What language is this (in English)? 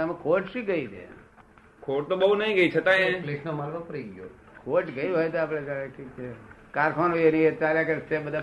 Gujarati